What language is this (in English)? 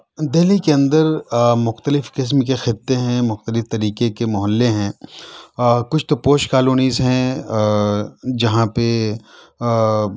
Urdu